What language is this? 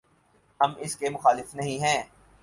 Urdu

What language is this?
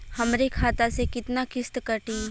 Bhojpuri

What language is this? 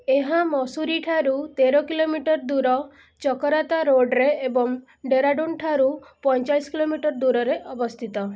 Odia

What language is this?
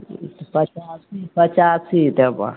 Maithili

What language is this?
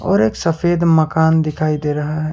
Hindi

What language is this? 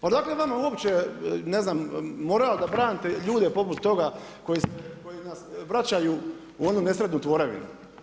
Croatian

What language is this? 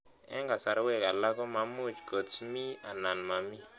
Kalenjin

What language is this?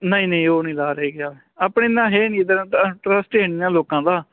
Punjabi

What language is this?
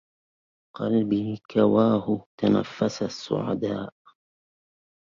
Arabic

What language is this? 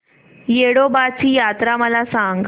Marathi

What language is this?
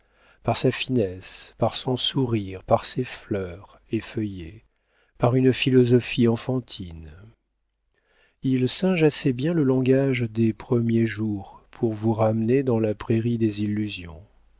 French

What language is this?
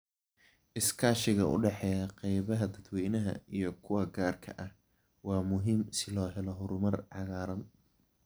Somali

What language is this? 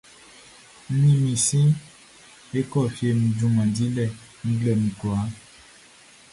Baoulé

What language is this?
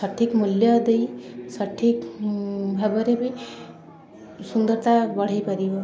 Odia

